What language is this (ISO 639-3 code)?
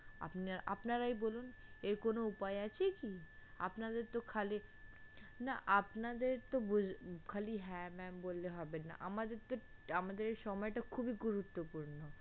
ben